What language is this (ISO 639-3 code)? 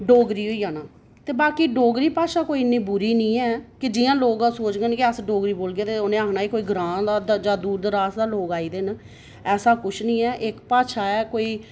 doi